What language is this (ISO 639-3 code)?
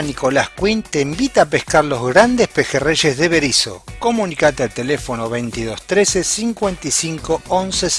spa